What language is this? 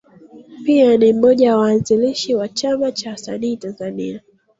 Swahili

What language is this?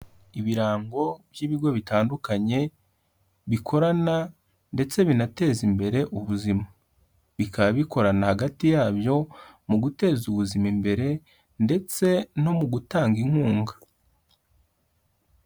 Kinyarwanda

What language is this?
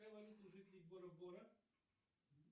Russian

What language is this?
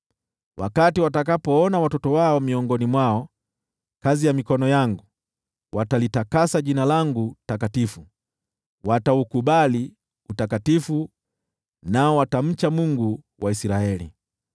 Swahili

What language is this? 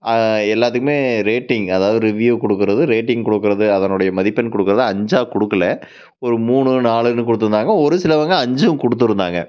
Tamil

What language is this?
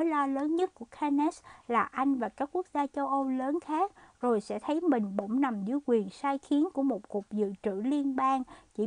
Vietnamese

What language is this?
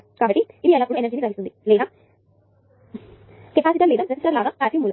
Telugu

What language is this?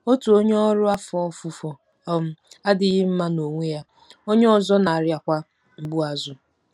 Igbo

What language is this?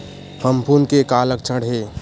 Chhattisgarhi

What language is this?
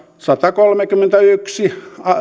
Finnish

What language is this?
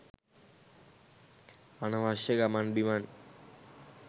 Sinhala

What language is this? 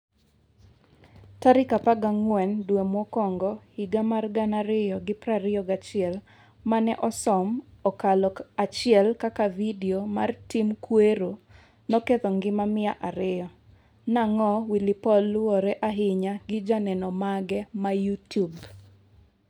Luo (Kenya and Tanzania)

